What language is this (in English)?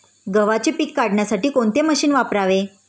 Marathi